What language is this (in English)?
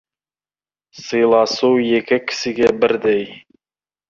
Kazakh